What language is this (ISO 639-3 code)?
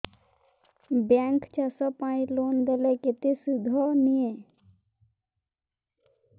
ori